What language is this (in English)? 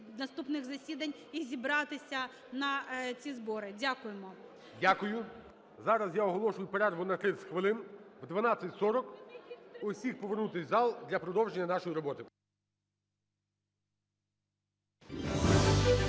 Ukrainian